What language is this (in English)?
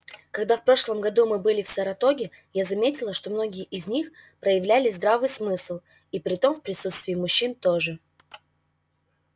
Russian